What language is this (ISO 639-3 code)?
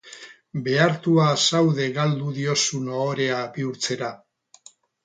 eus